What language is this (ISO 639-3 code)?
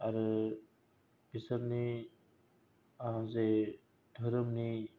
brx